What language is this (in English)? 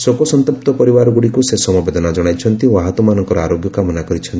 Odia